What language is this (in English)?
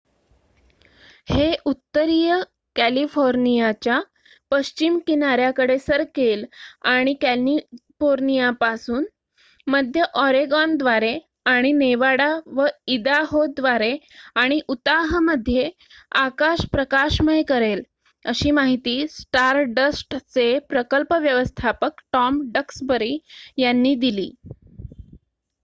Marathi